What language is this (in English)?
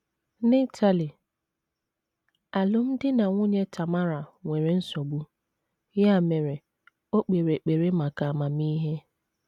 Igbo